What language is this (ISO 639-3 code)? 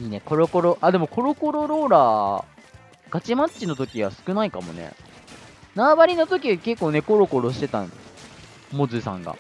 jpn